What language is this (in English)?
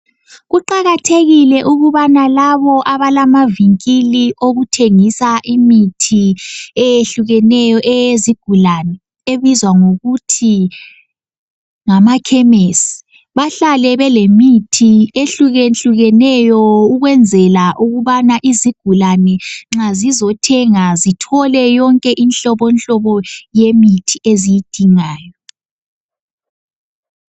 North Ndebele